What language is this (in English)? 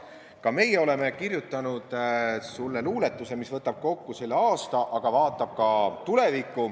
Estonian